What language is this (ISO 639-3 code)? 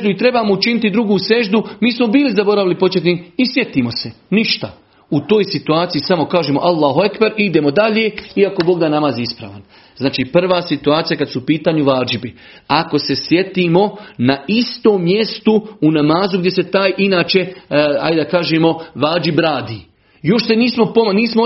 hrv